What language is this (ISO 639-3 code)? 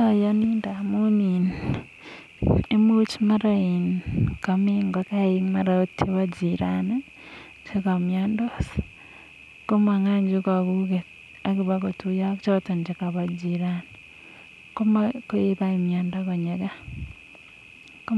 kln